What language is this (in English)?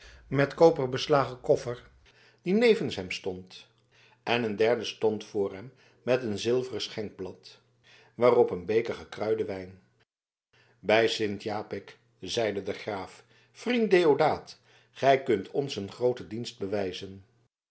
Dutch